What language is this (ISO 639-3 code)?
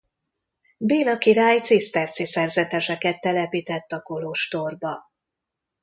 hun